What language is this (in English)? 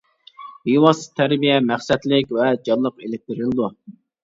Uyghur